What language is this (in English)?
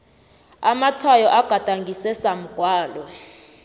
South Ndebele